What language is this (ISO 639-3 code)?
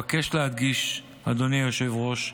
heb